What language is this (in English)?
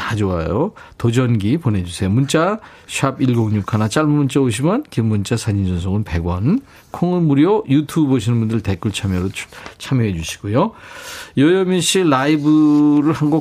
Korean